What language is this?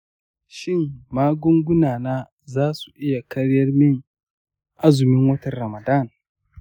Hausa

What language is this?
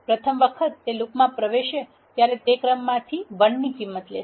Gujarati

